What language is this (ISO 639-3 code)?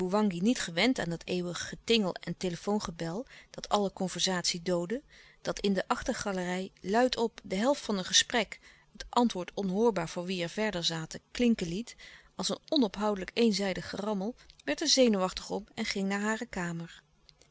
nld